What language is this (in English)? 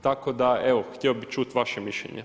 Croatian